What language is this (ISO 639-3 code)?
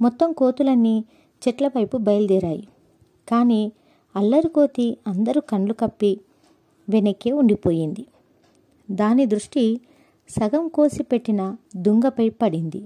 tel